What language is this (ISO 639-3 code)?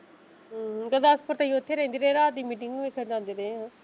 pan